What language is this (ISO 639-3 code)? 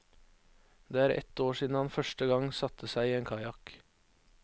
nor